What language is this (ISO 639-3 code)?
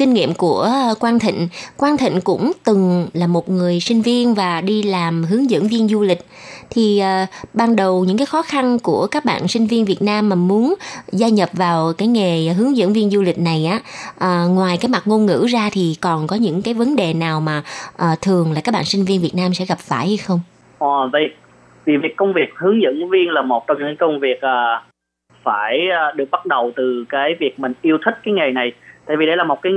vie